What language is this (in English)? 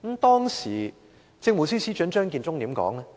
Cantonese